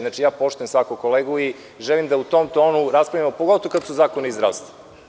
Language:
Serbian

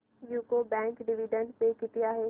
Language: Marathi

